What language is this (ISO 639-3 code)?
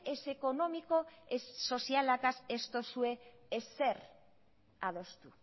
eus